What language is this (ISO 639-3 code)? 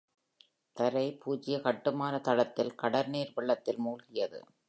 tam